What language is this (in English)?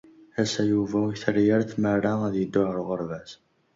Kabyle